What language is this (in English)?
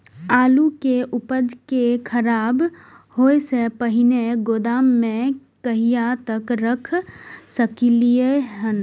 Maithili